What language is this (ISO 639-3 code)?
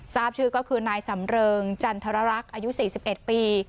tha